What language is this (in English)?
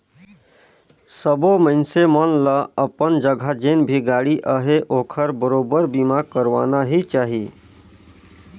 Chhattisgarhi